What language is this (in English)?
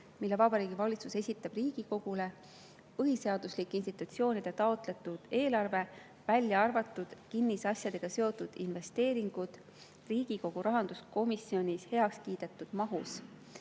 Estonian